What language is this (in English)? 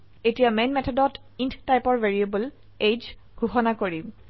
Assamese